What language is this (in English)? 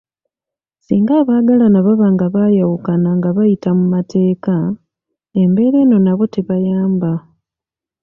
Ganda